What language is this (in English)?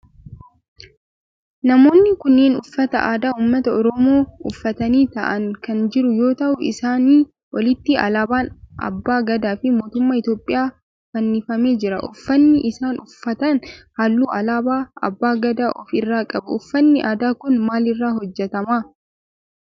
Oromo